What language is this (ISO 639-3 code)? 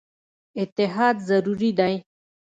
pus